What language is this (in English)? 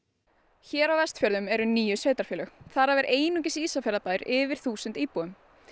Icelandic